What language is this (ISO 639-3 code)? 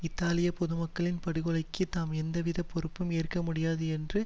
tam